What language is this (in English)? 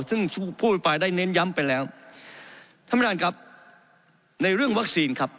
Thai